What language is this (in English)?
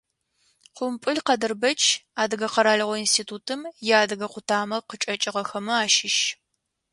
Adyghe